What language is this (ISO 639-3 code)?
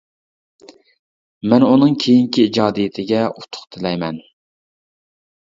uig